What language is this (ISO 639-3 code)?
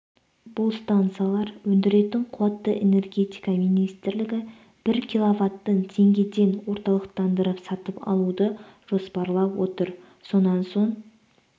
kaz